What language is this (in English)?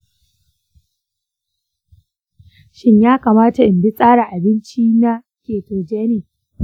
Hausa